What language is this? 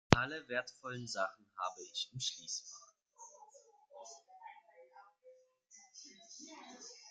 German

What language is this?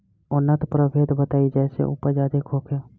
Bhojpuri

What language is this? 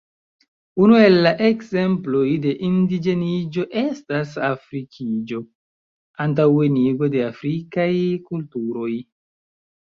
Esperanto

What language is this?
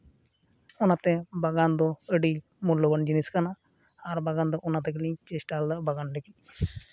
Santali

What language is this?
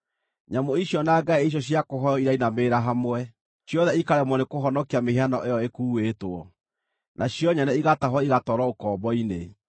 Kikuyu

